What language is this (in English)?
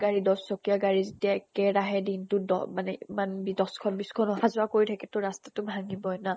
Assamese